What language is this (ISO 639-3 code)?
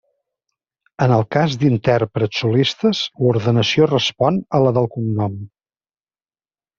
cat